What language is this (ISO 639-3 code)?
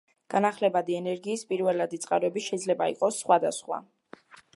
kat